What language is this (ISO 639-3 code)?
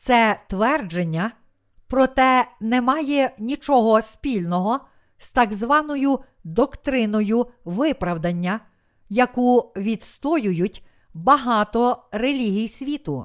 ukr